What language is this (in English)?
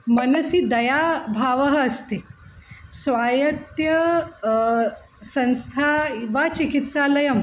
Sanskrit